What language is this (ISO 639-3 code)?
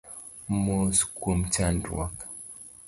luo